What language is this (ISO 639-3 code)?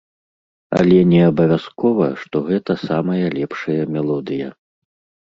bel